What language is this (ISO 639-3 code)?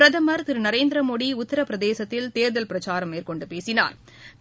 tam